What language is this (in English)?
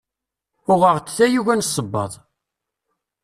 Kabyle